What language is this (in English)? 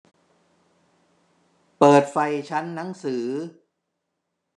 Thai